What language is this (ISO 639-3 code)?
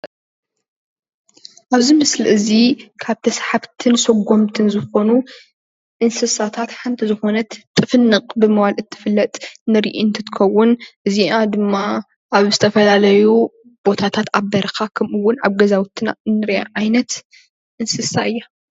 tir